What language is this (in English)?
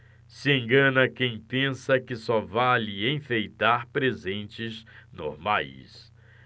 Portuguese